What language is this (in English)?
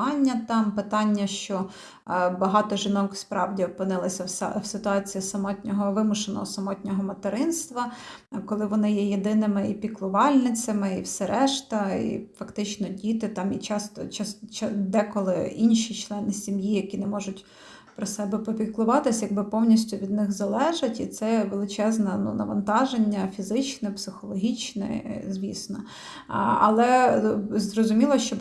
Ukrainian